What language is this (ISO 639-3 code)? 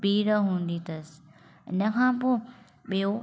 snd